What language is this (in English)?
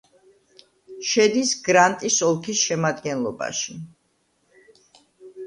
Georgian